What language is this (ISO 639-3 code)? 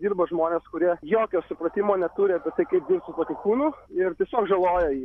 lit